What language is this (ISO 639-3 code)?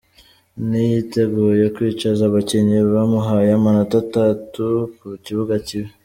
kin